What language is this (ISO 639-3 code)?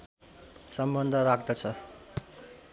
nep